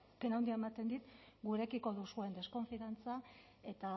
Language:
Basque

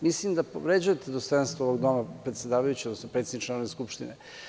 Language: Serbian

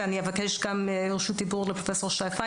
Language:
Hebrew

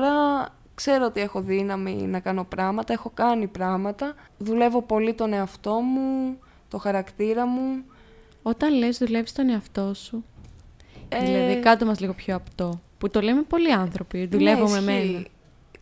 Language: Greek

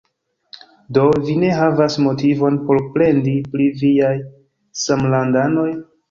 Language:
Esperanto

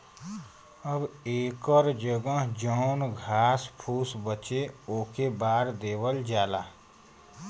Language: Bhojpuri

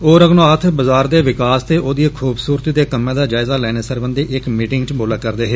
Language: Dogri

